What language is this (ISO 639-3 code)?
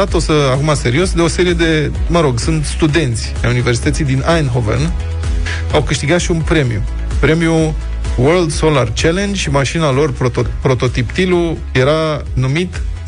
ron